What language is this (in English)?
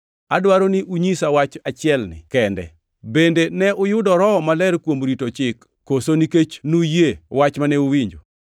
Luo (Kenya and Tanzania)